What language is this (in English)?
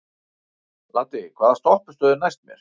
Icelandic